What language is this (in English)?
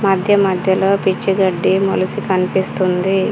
Telugu